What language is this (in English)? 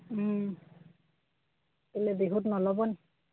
Assamese